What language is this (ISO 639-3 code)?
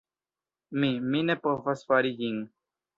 epo